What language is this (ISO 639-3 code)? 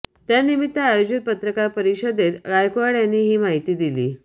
mar